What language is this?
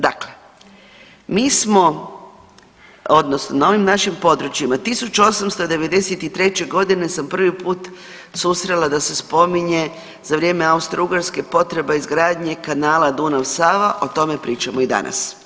Croatian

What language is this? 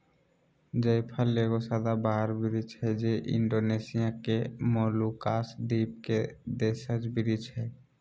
Magahi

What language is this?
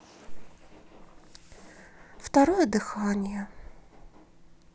Russian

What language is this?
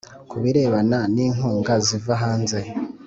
Kinyarwanda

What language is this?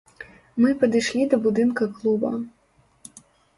Belarusian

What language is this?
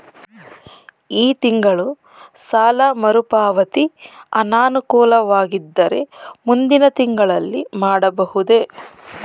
Kannada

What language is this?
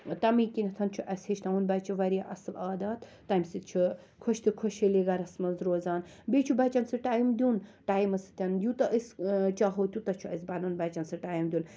Kashmiri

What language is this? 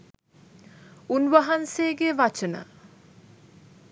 Sinhala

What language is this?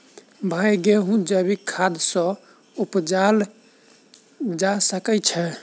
Maithili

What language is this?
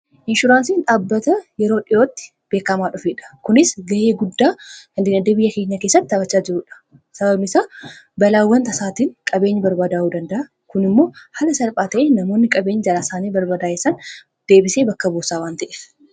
Oromo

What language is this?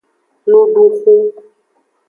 Aja (Benin)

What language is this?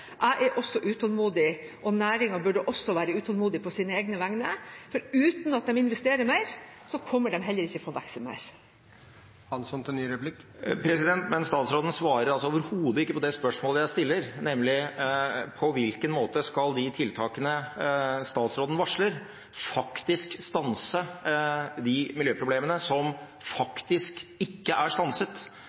Norwegian Bokmål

